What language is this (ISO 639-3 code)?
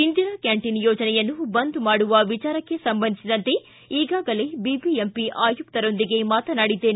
kan